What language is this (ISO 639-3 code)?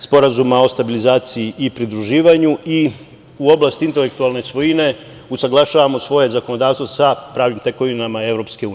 srp